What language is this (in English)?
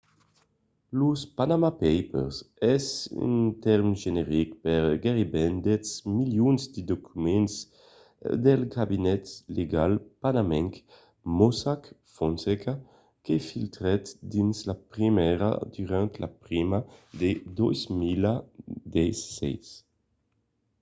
Occitan